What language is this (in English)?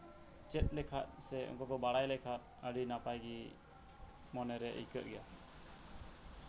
Santali